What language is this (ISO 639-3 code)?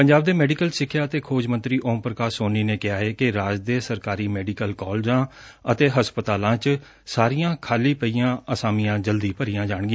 pan